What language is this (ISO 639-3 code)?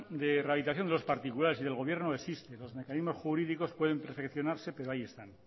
spa